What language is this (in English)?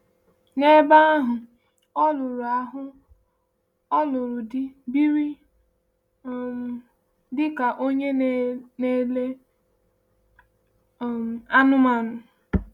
Igbo